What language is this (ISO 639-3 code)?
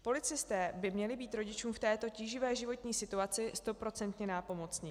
ces